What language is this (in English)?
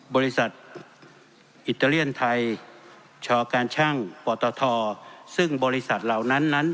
Thai